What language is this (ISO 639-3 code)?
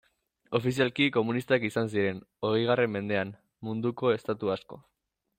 eus